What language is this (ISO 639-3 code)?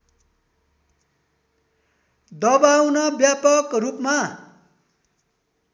nep